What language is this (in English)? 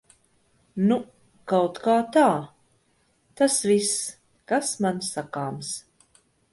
Latvian